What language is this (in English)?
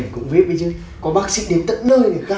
Vietnamese